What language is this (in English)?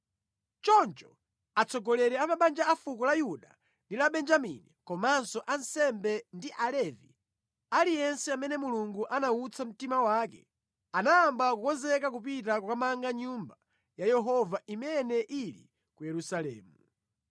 Nyanja